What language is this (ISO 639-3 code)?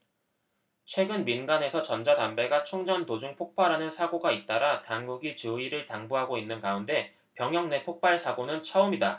kor